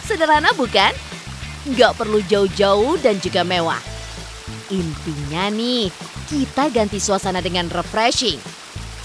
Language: Indonesian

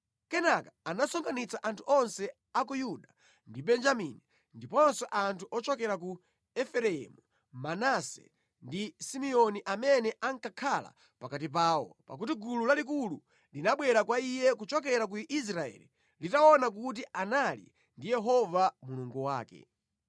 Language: Nyanja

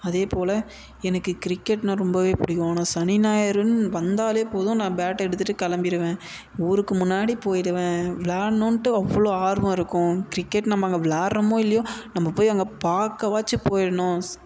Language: Tamil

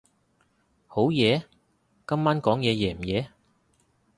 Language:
Cantonese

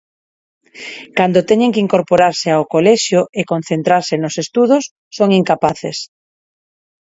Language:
Galician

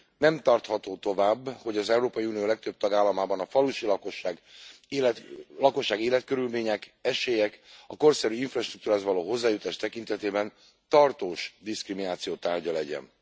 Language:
Hungarian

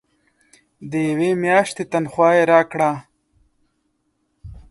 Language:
Pashto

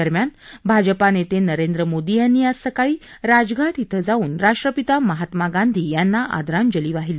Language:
Marathi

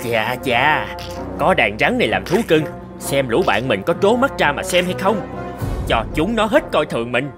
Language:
Vietnamese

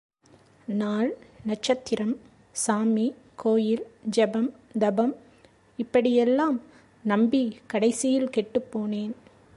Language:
Tamil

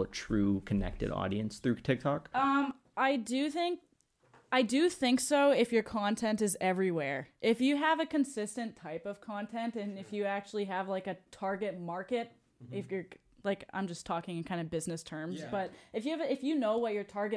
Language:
English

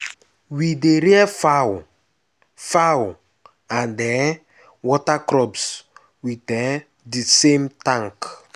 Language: Nigerian Pidgin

